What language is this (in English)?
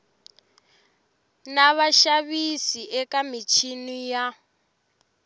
Tsonga